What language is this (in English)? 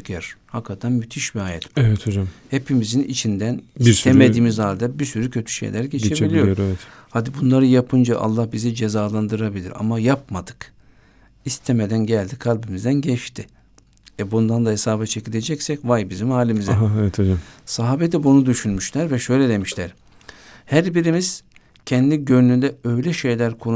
Turkish